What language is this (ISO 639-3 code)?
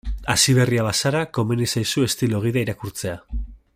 eus